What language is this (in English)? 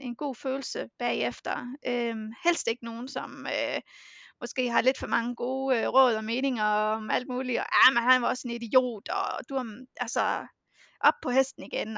Danish